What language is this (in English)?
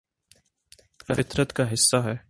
Urdu